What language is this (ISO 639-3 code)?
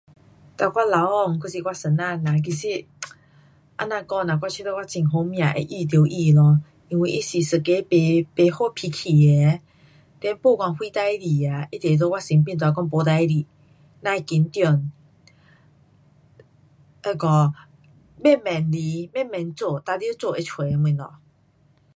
cpx